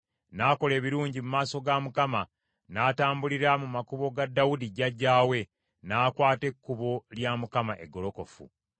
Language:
Ganda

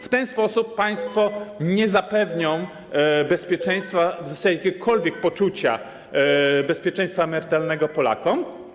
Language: Polish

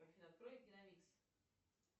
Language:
Russian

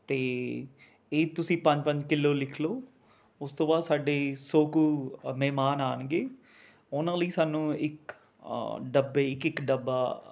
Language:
Punjabi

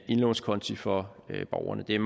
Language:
Danish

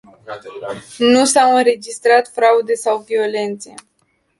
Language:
Romanian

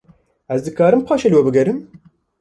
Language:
Kurdish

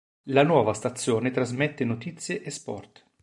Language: Italian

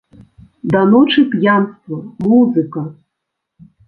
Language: Belarusian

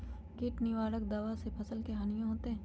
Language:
Magahi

